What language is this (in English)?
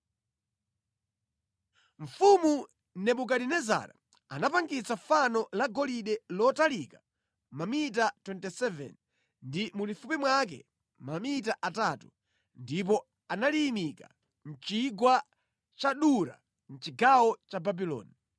Nyanja